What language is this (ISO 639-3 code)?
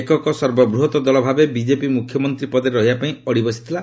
ori